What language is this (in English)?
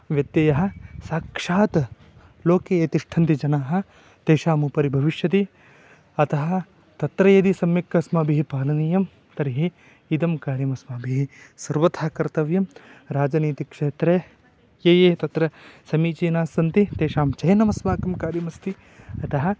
Sanskrit